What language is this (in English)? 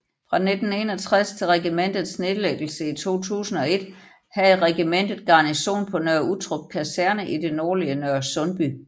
Danish